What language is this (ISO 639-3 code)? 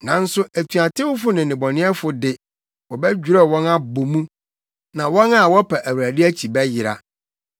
aka